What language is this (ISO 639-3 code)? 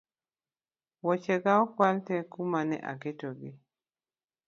luo